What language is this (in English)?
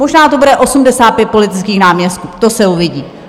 Czech